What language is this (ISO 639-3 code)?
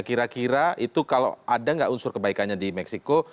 ind